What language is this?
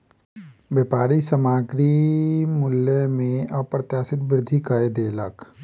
Maithili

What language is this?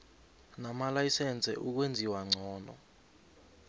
South Ndebele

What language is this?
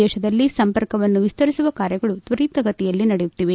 Kannada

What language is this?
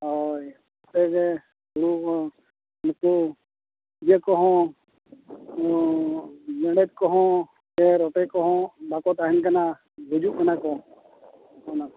Santali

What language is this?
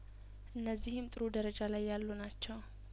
Amharic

